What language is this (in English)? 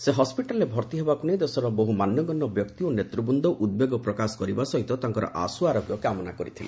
Odia